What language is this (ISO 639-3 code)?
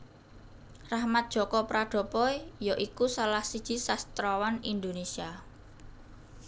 jav